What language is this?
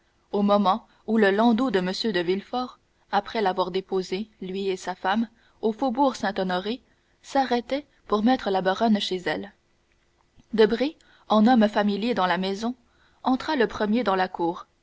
French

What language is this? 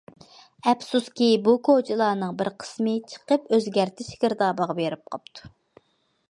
Uyghur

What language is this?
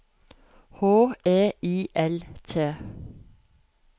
Norwegian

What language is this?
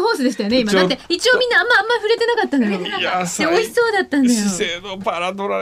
Japanese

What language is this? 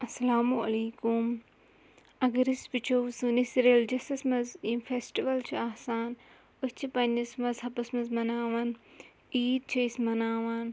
Kashmiri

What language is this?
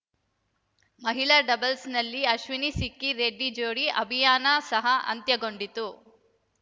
Kannada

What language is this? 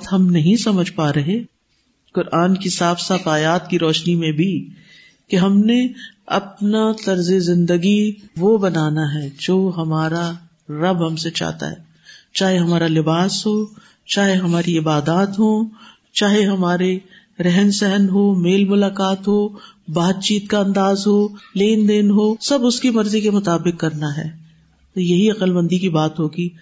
Urdu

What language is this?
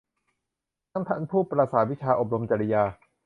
Thai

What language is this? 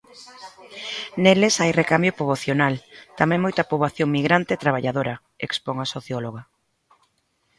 Galician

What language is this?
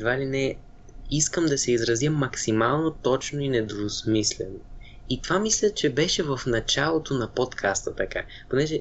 Bulgarian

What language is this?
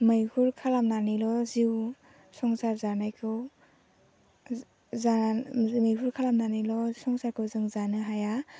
Bodo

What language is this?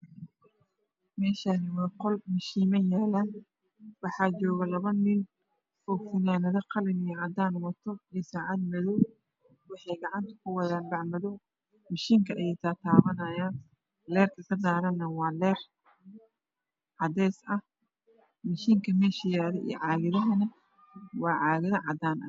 Somali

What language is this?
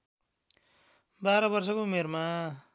Nepali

